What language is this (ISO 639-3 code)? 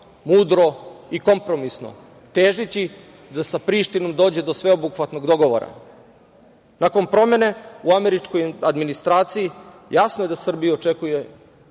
srp